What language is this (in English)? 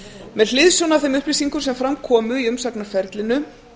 Icelandic